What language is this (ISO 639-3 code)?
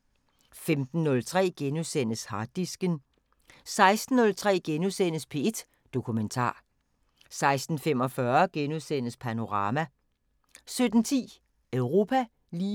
dan